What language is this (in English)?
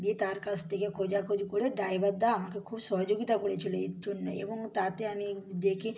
Bangla